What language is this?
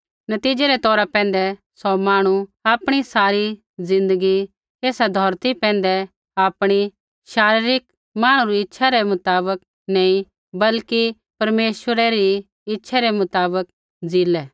Kullu Pahari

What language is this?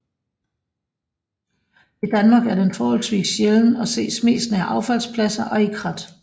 Danish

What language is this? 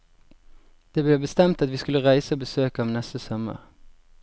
Norwegian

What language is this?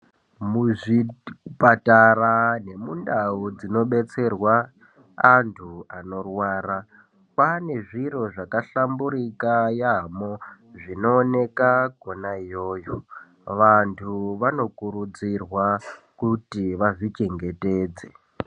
Ndau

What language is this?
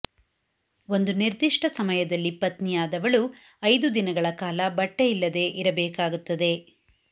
Kannada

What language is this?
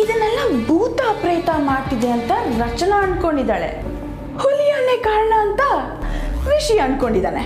Kannada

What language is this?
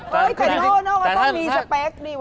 Thai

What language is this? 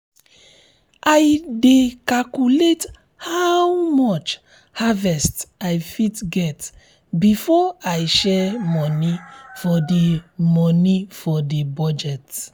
Nigerian Pidgin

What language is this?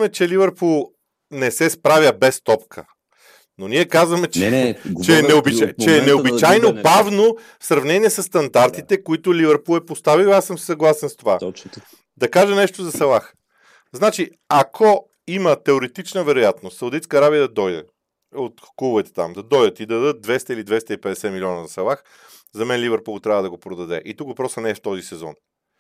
Bulgarian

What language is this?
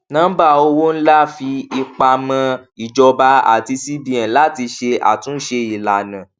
Yoruba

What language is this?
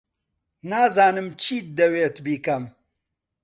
Central Kurdish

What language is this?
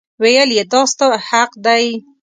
Pashto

